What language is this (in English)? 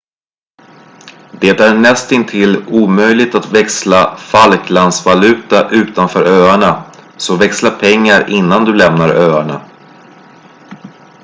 Swedish